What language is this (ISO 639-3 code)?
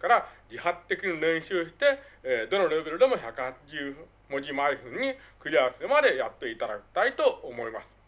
jpn